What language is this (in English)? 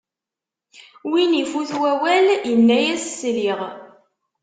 Kabyle